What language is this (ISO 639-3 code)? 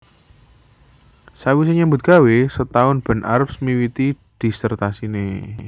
jav